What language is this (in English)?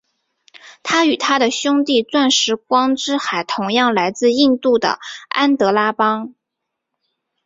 Chinese